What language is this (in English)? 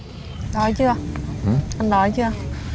Vietnamese